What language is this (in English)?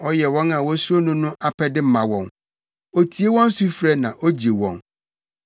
Akan